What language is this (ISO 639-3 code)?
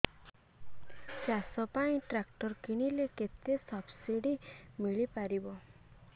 ori